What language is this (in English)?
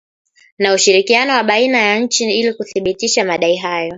Swahili